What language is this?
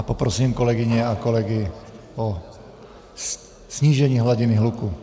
Czech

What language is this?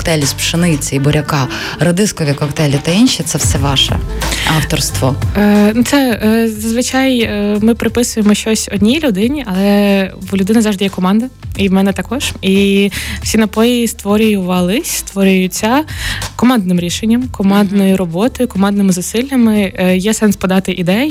Ukrainian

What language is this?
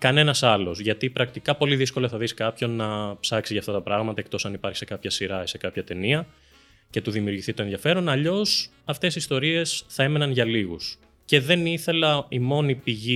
Greek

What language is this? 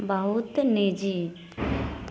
Maithili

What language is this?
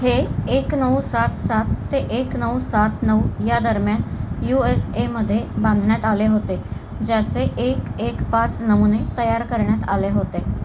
Marathi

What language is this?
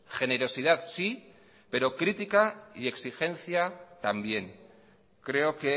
Spanish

